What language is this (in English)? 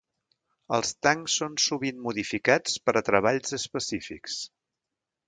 Catalan